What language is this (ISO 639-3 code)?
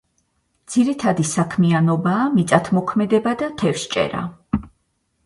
kat